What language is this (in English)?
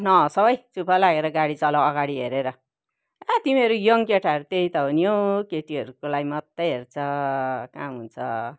Nepali